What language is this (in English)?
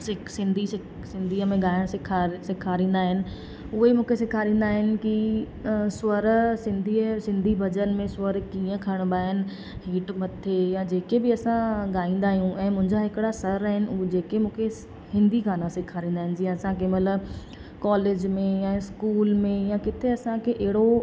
Sindhi